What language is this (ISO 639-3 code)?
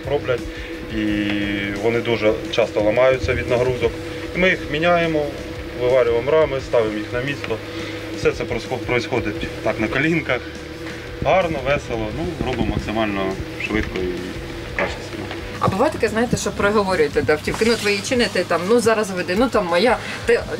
rus